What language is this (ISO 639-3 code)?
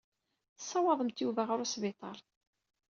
kab